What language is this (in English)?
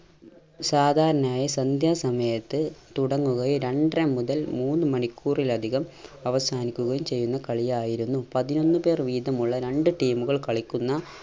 Malayalam